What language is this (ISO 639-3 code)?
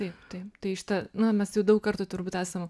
lit